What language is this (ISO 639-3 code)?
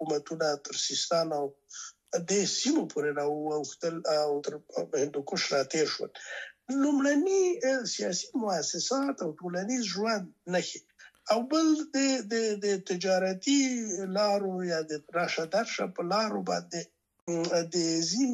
fas